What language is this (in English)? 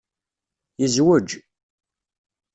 Kabyle